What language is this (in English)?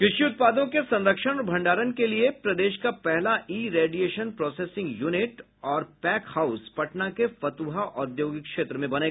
Hindi